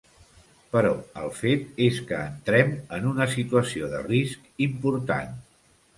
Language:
Catalan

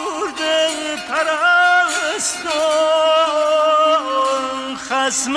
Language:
Persian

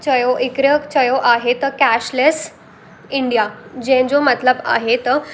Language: Sindhi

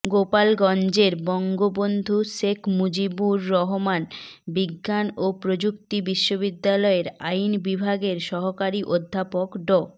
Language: Bangla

